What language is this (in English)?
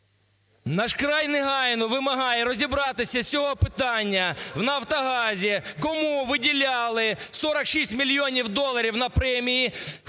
Ukrainian